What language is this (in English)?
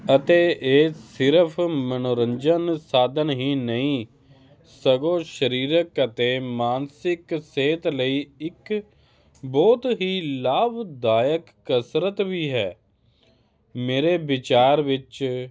Punjabi